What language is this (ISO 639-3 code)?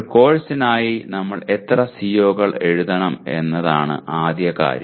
mal